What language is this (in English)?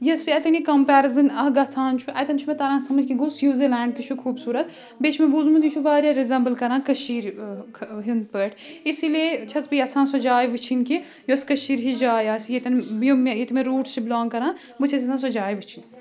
Kashmiri